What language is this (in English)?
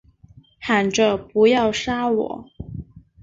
Chinese